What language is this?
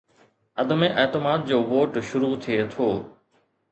Sindhi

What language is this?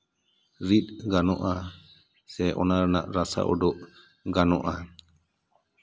Santali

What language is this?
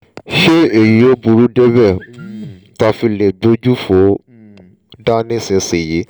Yoruba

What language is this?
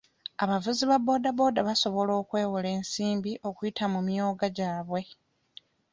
Ganda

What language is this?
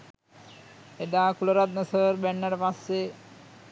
Sinhala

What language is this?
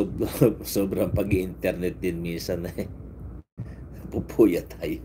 Filipino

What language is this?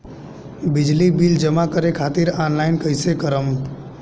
Bhojpuri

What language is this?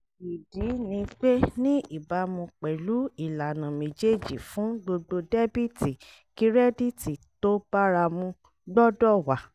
Yoruba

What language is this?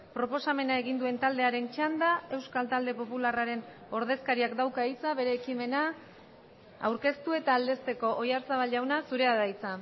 Basque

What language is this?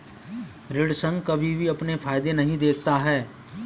Hindi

